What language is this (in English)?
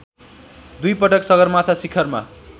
Nepali